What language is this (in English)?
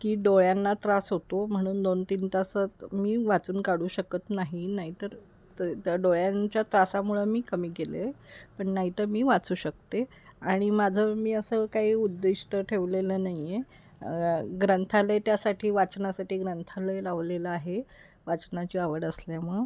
Marathi